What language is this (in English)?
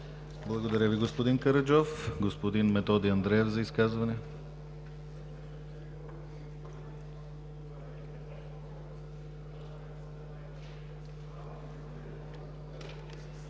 Bulgarian